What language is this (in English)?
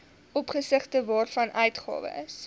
Afrikaans